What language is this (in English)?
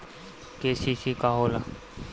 Bhojpuri